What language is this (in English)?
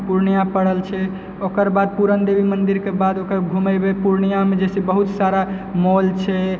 Maithili